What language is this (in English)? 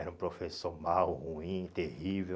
Portuguese